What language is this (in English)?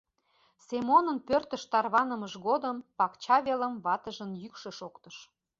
Mari